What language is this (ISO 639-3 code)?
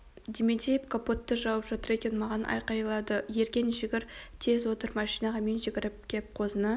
kaz